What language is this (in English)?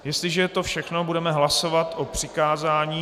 Czech